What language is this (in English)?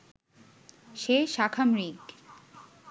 Bangla